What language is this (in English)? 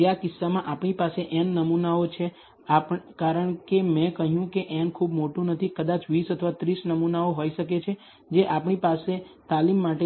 Gujarati